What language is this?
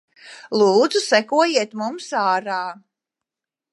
Latvian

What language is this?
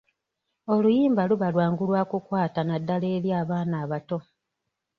Ganda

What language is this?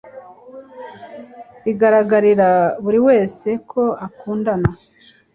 Kinyarwanda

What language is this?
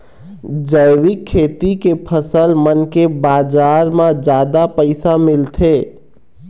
Chhattisgarhi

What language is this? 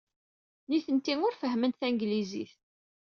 Kabyle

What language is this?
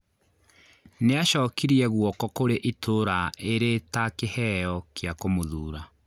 Kikuyu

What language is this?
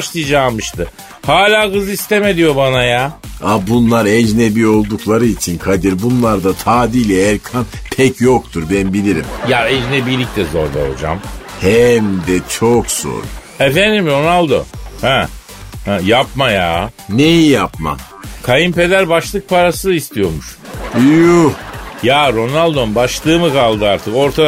Turkish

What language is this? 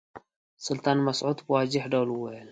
Pashto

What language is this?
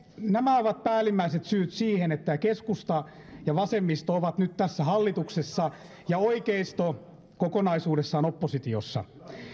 Finnish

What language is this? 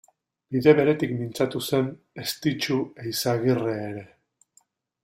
Basque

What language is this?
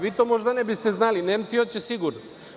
Serbian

